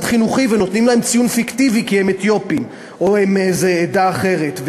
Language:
Hebrew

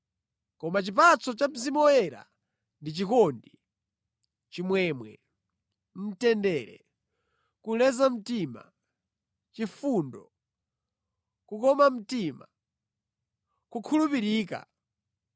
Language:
Nyanja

